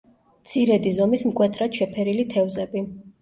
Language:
Georgian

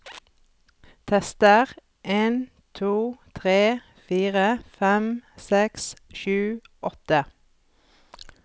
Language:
Norwegian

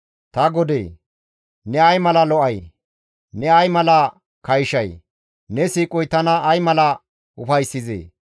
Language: Gamo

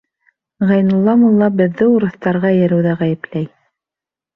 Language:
Bashkir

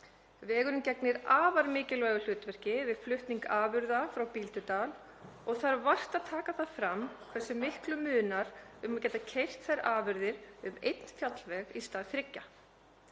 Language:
Icelandic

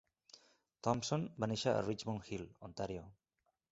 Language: Catalan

